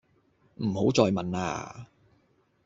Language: Cantonese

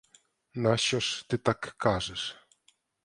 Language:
Ukrainian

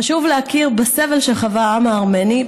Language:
Hebrew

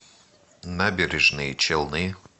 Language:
Russian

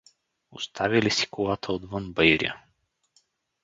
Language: Bulgarian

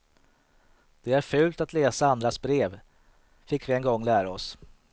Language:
Swedish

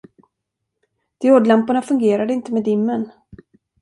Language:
Swedish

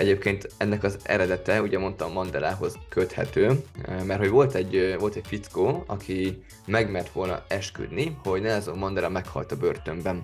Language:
Hungarian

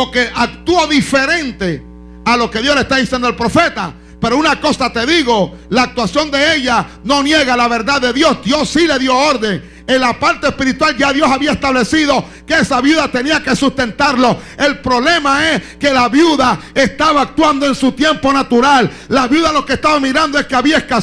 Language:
Spanish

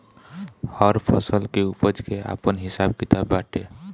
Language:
Bhojpuri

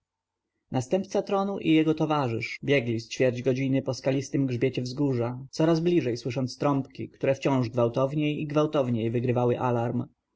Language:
Polish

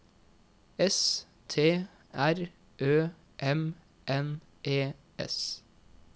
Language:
Norwegian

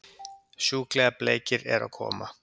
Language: Icelandic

